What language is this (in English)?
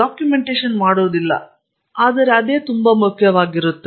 Kannada